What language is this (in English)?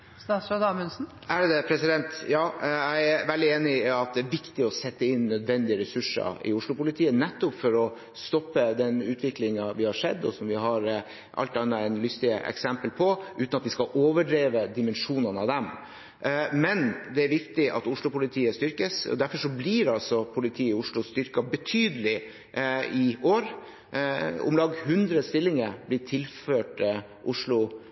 Norwegian Bokmål